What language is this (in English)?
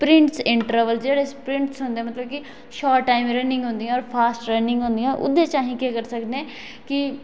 Dogri